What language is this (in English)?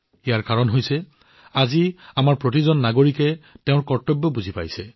Assamese